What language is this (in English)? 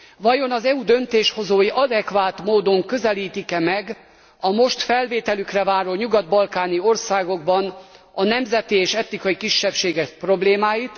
Hungarian